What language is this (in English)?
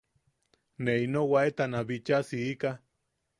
Yaqui